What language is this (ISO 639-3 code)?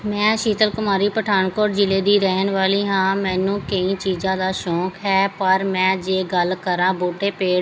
pan